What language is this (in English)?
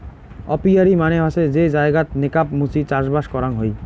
Bangla